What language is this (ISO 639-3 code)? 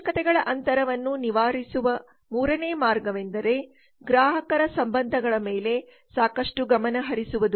kan